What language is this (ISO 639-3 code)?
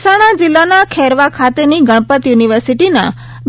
guj